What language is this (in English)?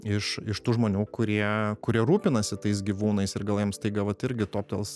Lithuanian